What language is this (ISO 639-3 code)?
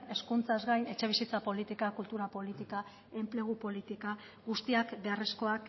eus